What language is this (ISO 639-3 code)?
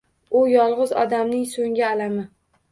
uzb